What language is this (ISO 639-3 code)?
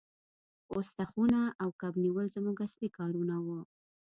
pus